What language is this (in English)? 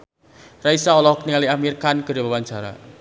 Sundanese